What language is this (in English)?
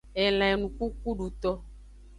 Aja (Benin)